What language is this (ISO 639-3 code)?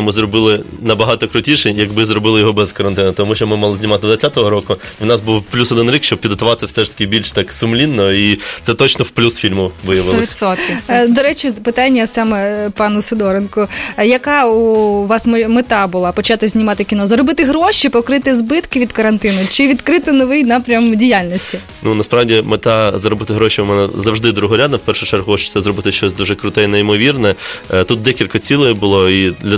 ukr